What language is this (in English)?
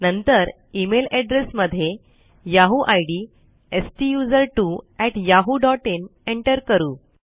Marathi